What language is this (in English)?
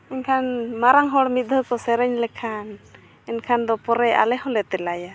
Santali